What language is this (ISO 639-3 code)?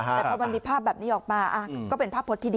tha